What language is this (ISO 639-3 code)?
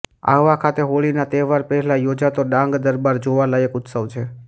guj